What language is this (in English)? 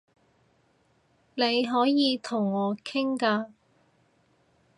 Cantonese